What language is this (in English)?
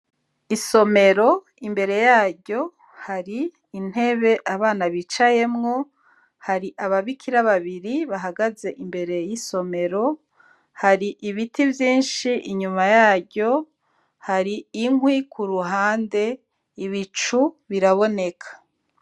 Rundi